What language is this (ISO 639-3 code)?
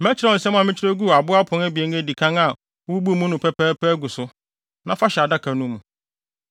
aka